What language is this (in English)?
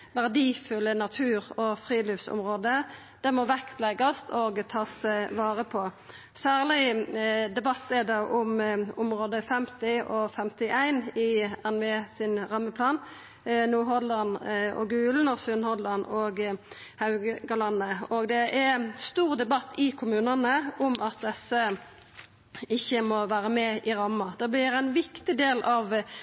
Norwegian Nynorsk